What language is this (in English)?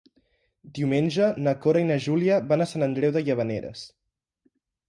Catalan